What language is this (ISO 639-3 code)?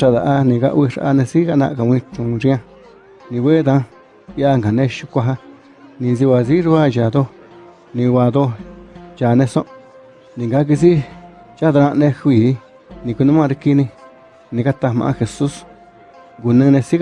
spa